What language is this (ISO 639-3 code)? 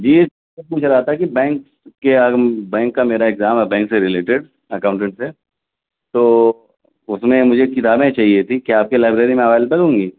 urd